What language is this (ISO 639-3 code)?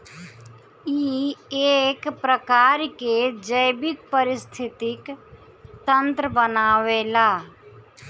bho